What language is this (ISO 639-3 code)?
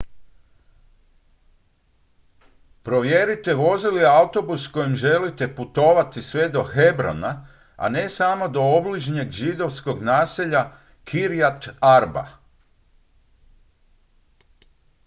hrv